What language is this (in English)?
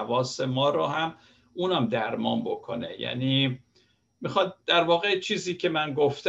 Persian